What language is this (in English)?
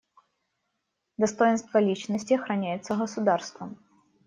Russian